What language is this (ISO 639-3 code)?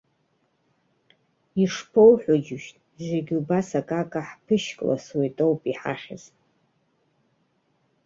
abk